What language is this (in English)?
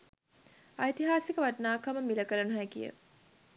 Sinhala